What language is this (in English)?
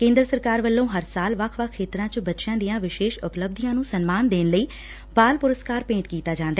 Punjabi